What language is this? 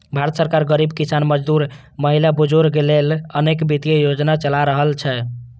Maithili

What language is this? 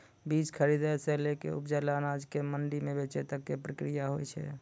Maithili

